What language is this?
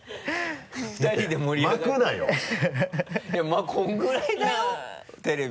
Japanese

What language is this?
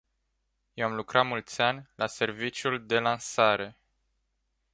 Romanian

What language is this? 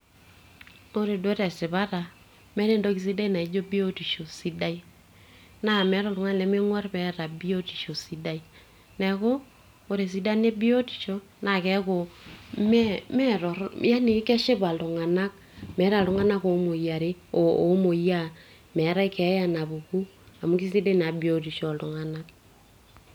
Masai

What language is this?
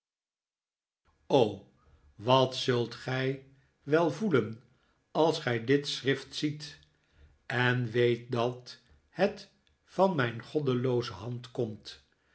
Dutch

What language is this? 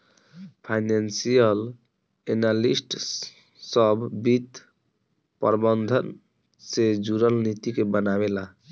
Bhojpuri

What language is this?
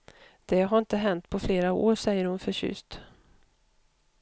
Swedish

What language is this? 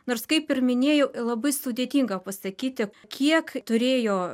Lithuanian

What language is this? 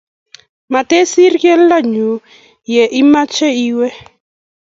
Kalenjin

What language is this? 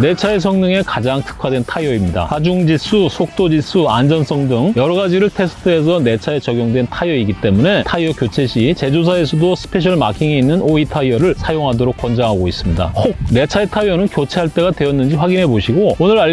Korean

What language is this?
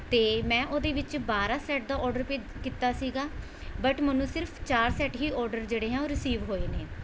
Punjabi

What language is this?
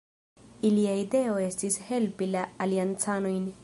Esperanto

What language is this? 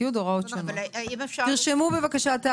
Hebrew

